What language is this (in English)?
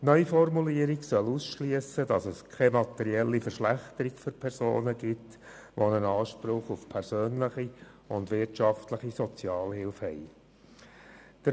Swiss German